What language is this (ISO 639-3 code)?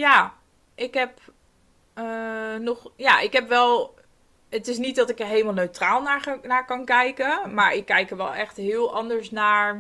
nld